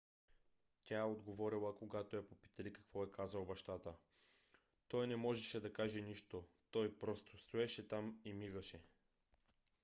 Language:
Bulgarian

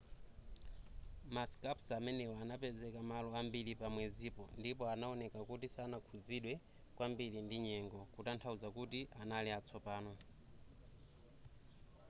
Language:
Nyanja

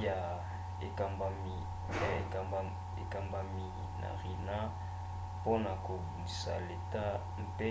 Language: Lingala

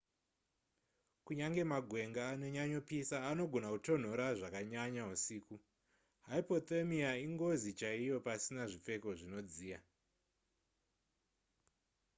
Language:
Shona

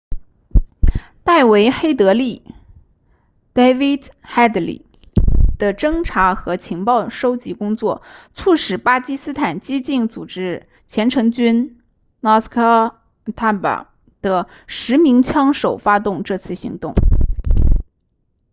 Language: Chinese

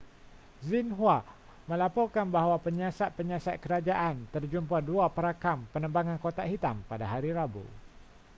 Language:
Malay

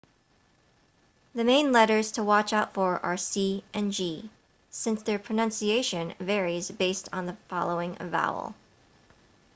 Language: English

